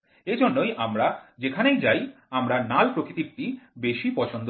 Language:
Bangla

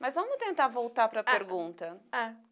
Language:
Portuguese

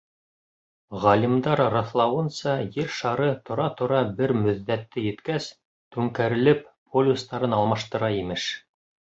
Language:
Bashkir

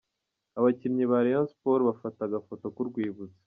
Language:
Kinyarwanda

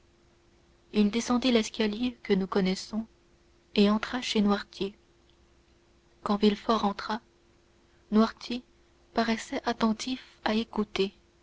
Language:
French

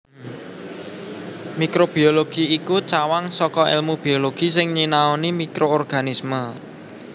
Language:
Javanese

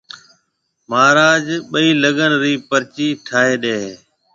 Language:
Marwari (Pakistan)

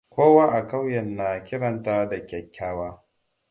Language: Hausa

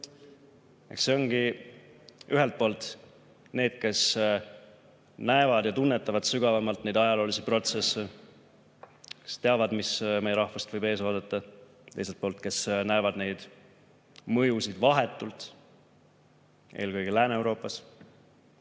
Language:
Estonian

